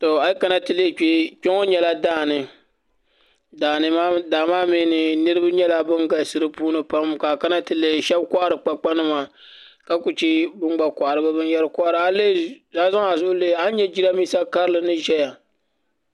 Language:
Dagbani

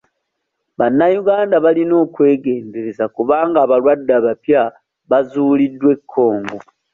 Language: Ganda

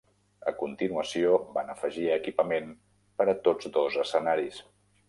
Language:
Catalan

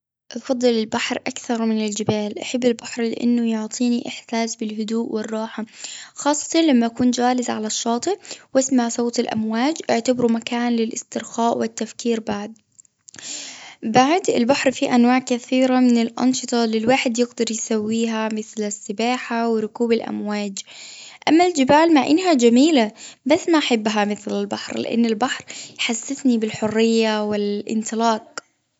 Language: Gulf Arabic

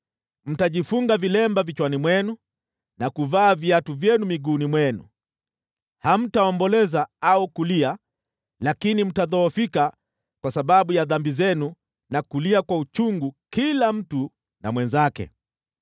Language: Swahili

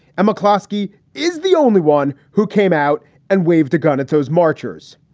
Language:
English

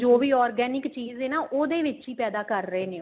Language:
Punjabi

